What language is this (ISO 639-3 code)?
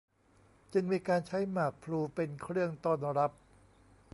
tha